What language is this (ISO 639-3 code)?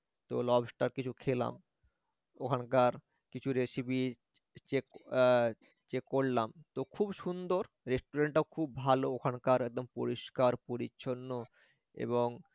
ben